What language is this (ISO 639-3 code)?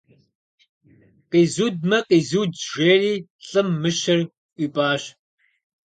kbd